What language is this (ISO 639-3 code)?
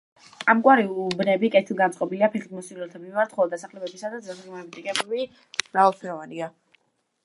kat